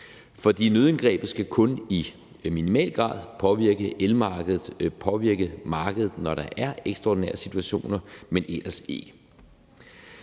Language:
Danish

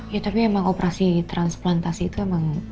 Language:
Indonesian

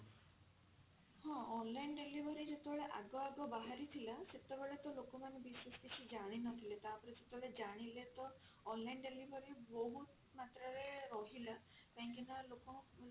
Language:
Odia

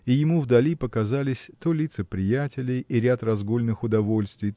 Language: Russian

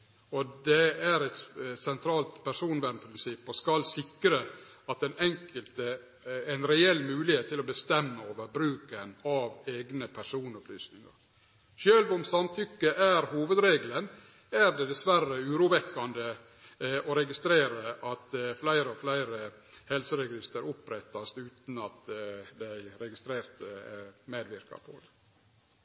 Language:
Norwegian Nynorsk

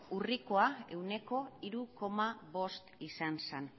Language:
Basque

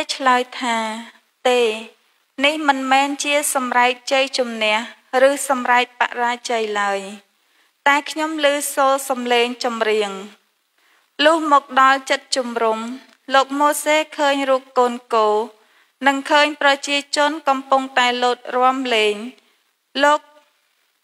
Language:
Indonesian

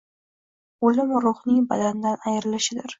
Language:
Uzbek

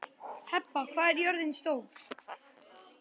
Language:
Icelandic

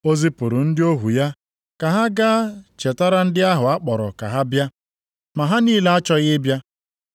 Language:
Igbo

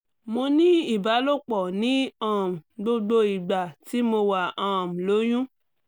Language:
Yoruba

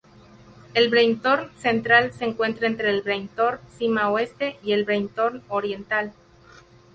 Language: Spanish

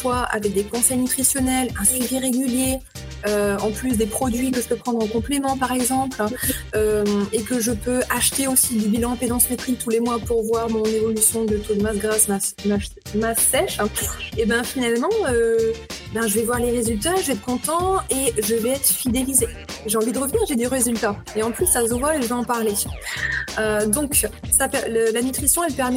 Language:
French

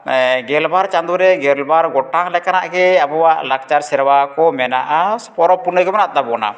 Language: Santali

